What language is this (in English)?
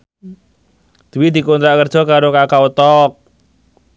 Javanese